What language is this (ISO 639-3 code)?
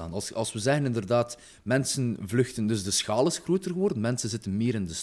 nld